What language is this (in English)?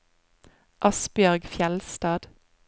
Norwegian